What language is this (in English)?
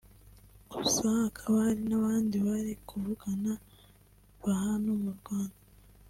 Kinyarwanda